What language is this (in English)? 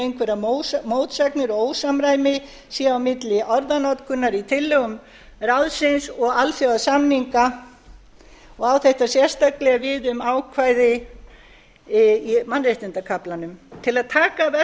Icelandic